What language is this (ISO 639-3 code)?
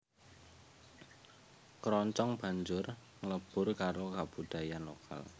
jav